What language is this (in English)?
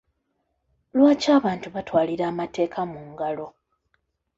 Ganda